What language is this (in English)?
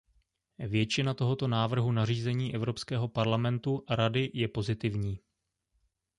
Czech